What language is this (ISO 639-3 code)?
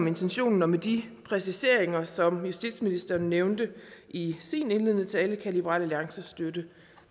dan